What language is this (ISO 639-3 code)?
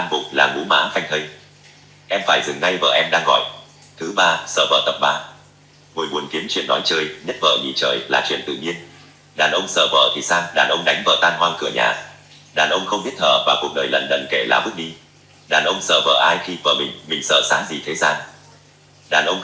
vie